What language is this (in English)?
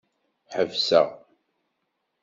Kabyle